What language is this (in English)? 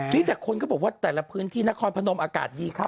Thai